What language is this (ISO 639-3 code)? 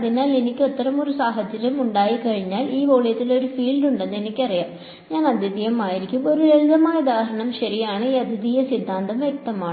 mal